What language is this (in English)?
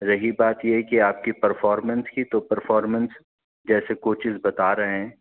Urdu